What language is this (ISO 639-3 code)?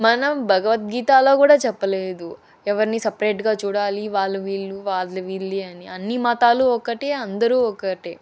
tel